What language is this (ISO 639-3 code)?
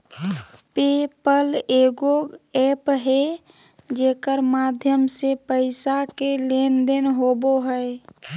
mag